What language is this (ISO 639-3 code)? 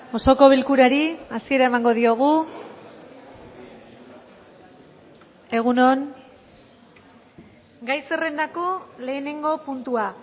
eus